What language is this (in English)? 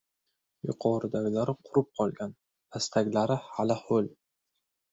Uzbek